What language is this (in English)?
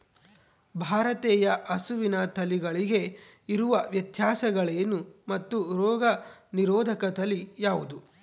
Kannada